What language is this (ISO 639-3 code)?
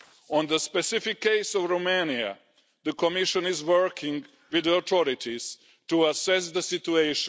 eng